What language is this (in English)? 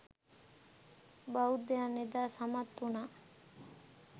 Sinhala